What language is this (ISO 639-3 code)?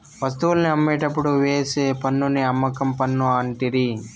tel